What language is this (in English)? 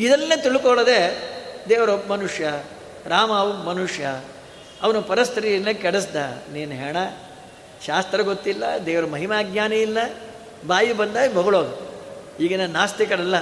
Kannada